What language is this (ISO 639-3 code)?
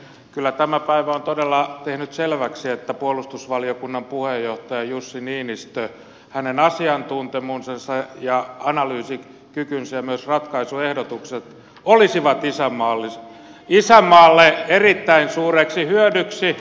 fin